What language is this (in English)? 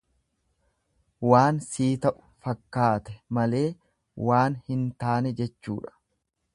Oromo